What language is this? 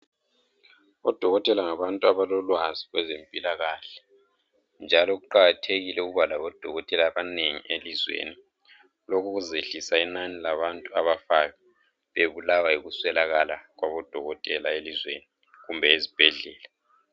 North Ndebele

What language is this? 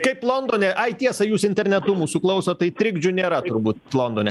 Lithuanian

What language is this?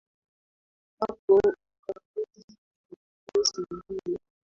Swahili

